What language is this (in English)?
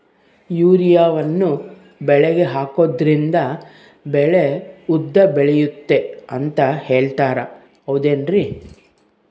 Kannada